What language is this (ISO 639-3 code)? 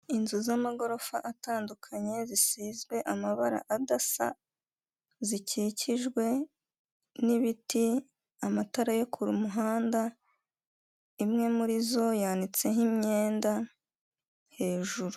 kin